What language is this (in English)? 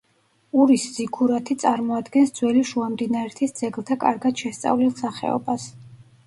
Georgian